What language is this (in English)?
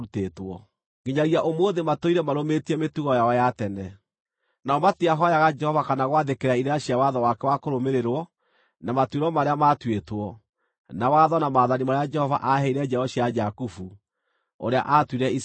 Kikuyu